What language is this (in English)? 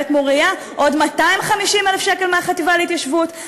Hebrew